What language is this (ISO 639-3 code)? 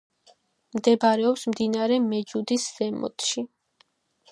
kat